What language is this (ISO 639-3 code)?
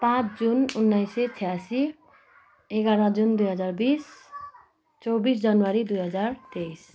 nep